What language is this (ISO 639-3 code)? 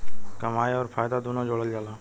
bho